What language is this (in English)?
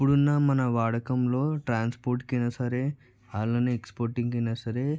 Telugu